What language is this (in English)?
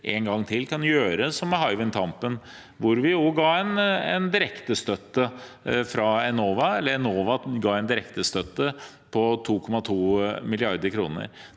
Norwegian